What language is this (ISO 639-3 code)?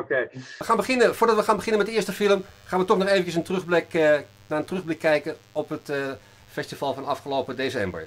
nld